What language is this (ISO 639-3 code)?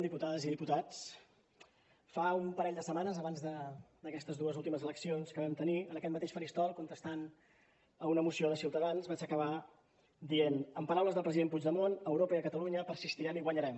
cat